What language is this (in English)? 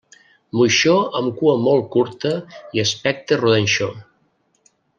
Catalan